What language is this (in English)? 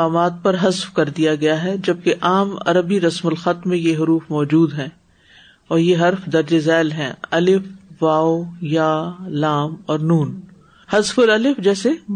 Urdu